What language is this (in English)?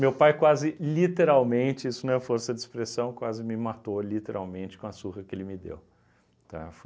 Portuguese